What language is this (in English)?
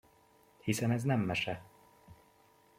Hungarian